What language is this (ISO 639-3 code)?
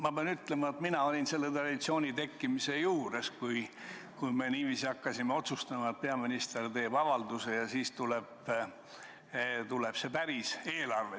est